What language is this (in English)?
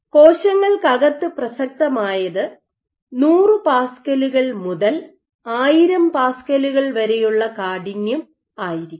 Malayalam